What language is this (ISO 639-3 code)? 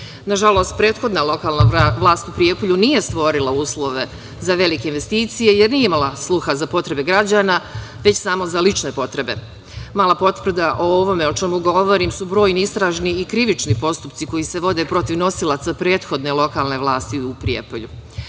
srp